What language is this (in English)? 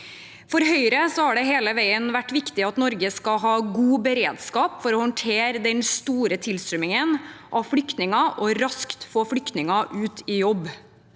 Norwegian